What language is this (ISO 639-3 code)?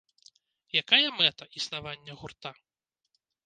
bel